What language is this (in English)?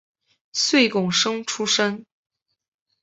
Chinese